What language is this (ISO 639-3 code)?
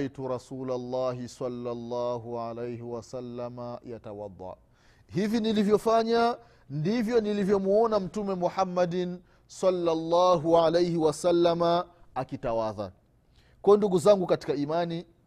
swa